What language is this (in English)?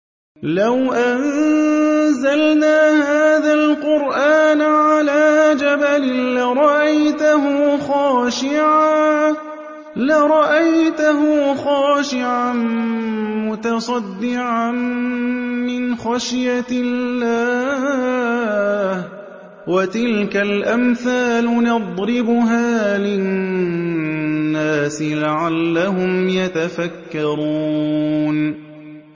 Arabic